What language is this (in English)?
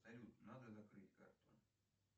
Russian